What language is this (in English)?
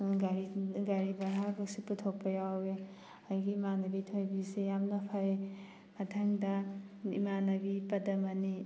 Manipuri